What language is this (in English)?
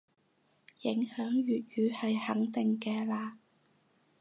Cantonese